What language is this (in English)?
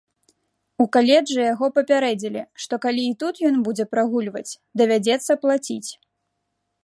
Belarusian